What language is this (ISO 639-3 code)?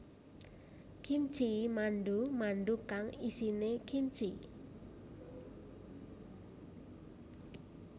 jav